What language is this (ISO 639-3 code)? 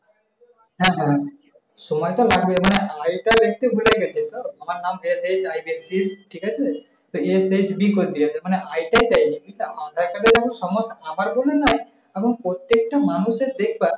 ben